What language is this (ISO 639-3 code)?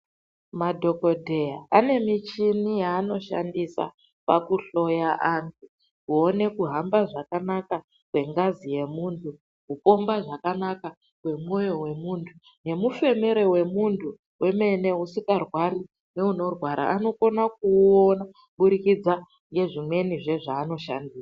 ndc